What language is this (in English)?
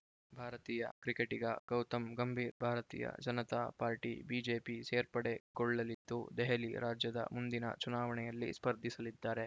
Kannada